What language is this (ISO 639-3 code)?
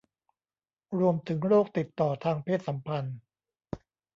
tha